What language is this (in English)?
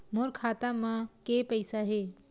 Chhattisgarhi